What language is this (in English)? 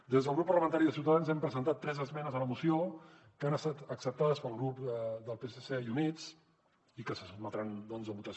Catalan